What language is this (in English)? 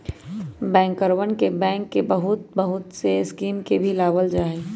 Magahi